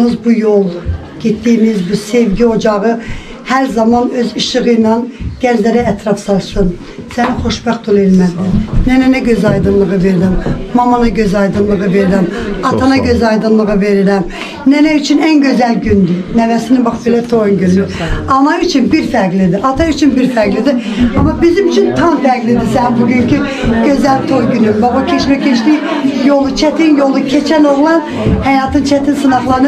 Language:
Turkish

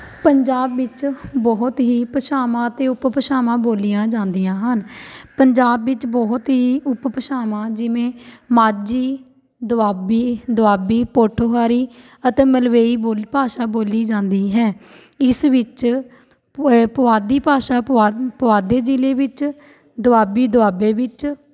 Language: Punjabi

